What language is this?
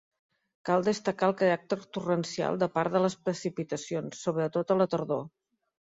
Catalan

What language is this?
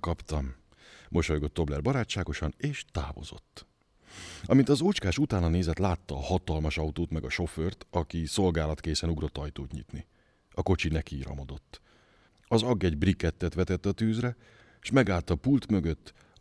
Hungarian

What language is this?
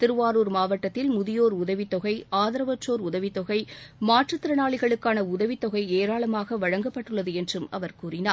Tamil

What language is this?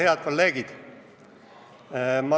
Estonian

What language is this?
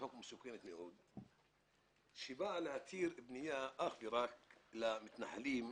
Hebrew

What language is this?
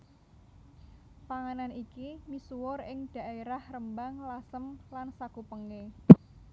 Javanese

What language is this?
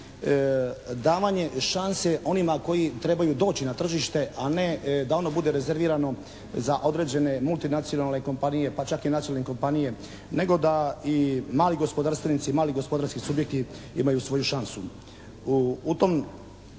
Croatian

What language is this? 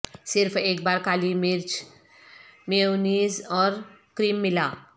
Urdu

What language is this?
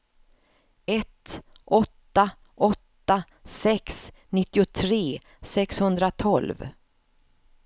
Swedish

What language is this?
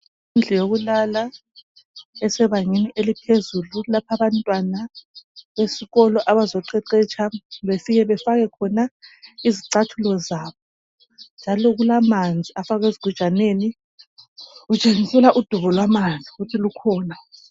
North Ndebele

